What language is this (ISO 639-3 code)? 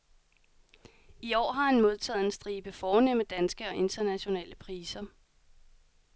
dan